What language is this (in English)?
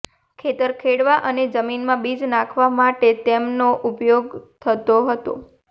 Gujarati